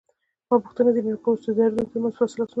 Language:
Pashto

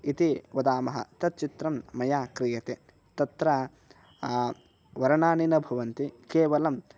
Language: Sanskrit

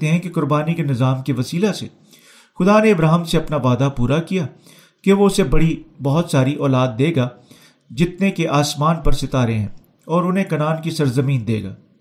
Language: Urdu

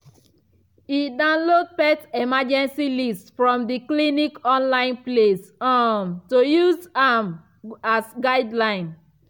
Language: Nigerian Pidgin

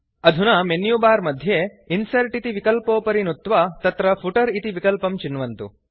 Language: Sanskrit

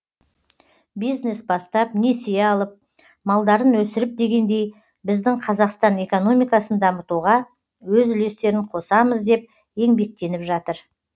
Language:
Kazakh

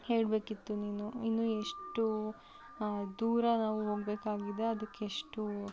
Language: Kannada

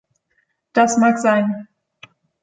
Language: German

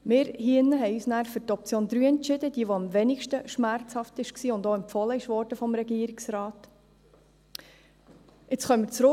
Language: Swiss German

